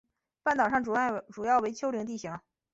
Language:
Chinese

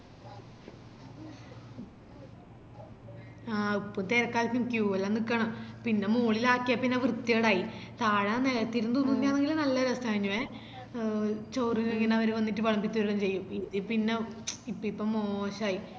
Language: Malayalam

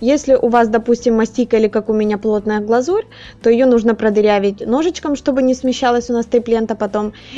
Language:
Russian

